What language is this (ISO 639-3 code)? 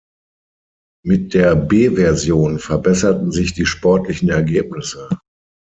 deu